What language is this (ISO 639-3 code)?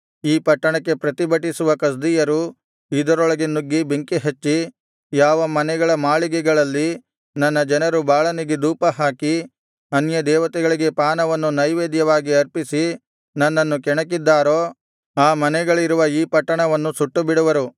kan